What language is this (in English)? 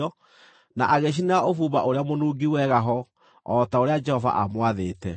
Kikuyu